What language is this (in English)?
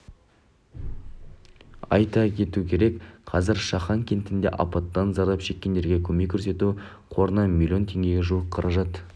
Kazakh